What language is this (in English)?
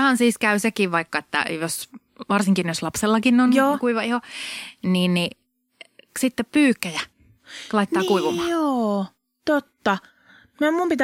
Finnish